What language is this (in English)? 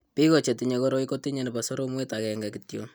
Kalenjin